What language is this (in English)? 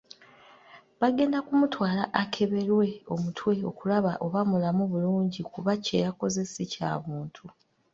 Ganda